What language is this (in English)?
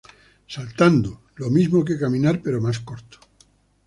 Spanish